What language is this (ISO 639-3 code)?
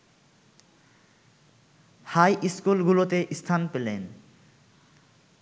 ben